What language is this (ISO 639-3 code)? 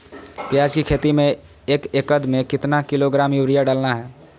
mag